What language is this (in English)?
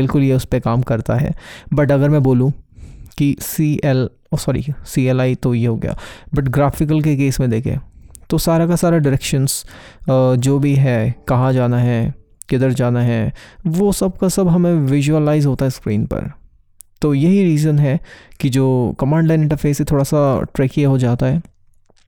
Hindi